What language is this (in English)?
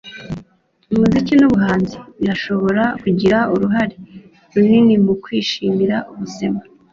Kinyarwanda